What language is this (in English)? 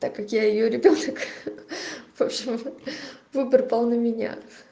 Russian